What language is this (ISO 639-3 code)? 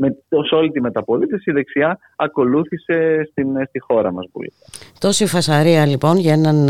ell